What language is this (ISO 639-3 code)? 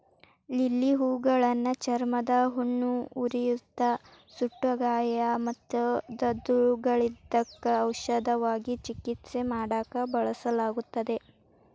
kan